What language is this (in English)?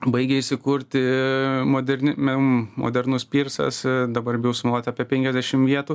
Lithuanian